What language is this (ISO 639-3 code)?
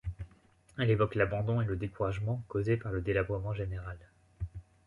fra